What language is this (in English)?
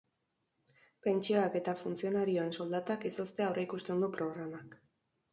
Basque